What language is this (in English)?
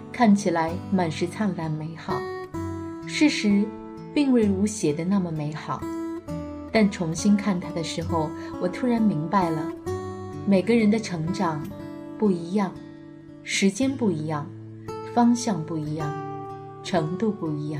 Chinese